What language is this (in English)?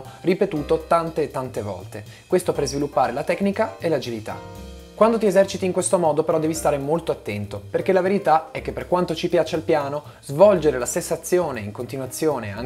Italian